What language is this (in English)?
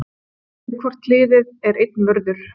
Icelandic